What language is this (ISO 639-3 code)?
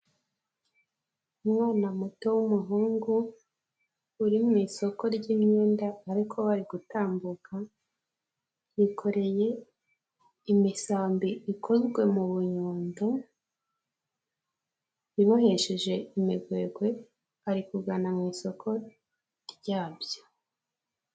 kin